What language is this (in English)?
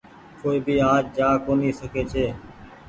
Goaria